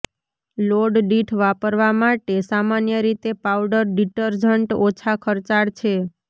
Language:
Gujarati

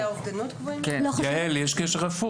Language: Hebrew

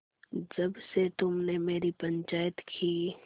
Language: Hindi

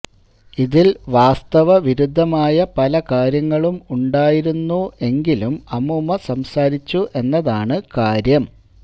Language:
Malayalam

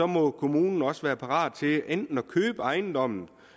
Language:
Danish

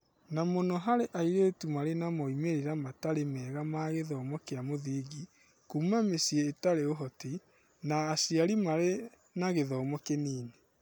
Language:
Kikuyu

